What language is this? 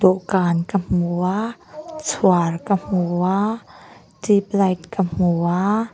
Mizo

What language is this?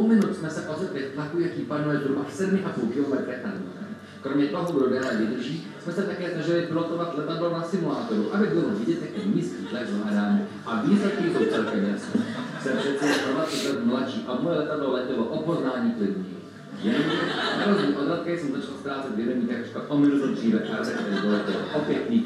Czech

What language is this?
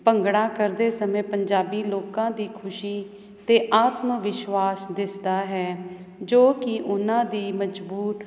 Punjabi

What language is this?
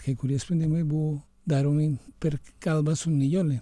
Lithuanian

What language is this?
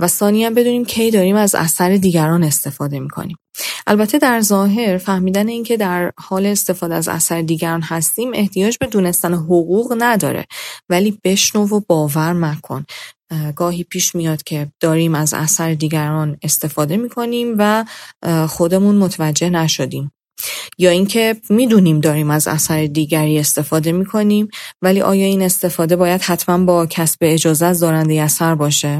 Persian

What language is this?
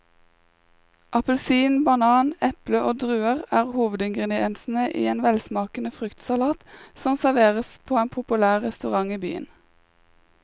Norwegian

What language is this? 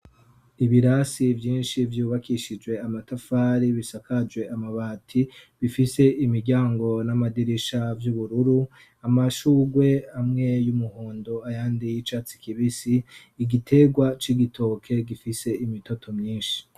Rundi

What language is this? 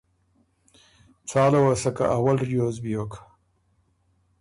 Ormuri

